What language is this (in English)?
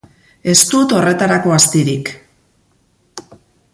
Basque